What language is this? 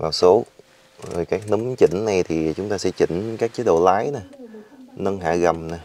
Vietnamese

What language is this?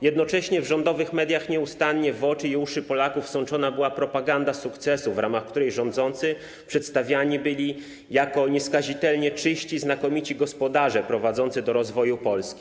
Polish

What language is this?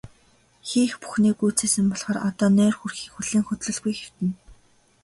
Mongolian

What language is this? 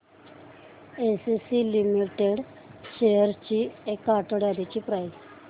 Marathi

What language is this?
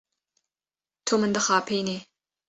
Kurdish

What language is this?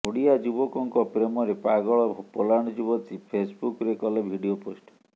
Odia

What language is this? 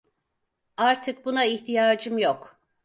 Turkish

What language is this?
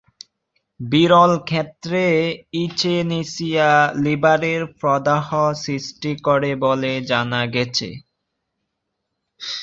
Bangla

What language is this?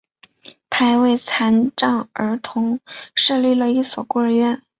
Chinese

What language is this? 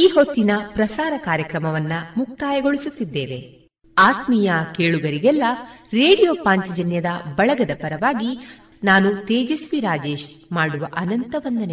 Kannada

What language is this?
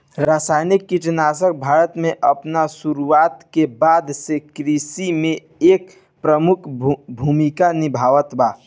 Bhojpuri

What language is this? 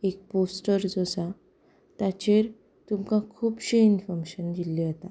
Konkani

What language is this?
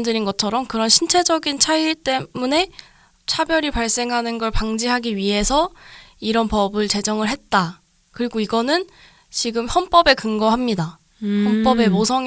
Korean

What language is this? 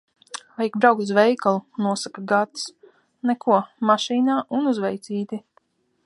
Latvian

